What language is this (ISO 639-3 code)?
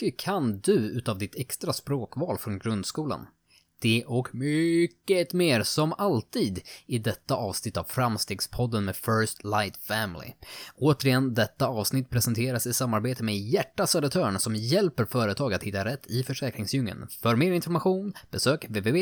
swe